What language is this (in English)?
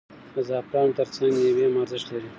Pashto